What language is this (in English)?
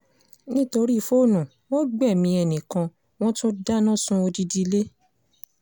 Yoruba